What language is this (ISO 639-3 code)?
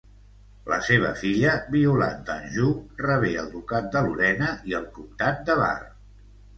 cat